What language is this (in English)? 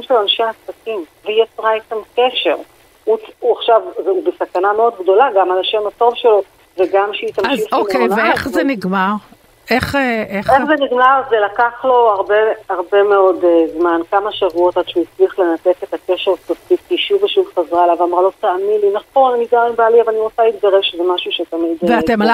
Hebrew